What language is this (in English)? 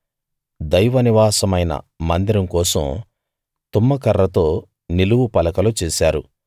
Telugu